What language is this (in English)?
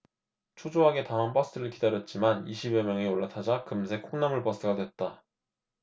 Korean